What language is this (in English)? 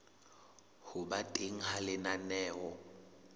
Southern Sotho